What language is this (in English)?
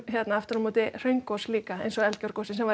Icelandic